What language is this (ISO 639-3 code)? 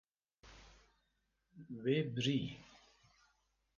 kur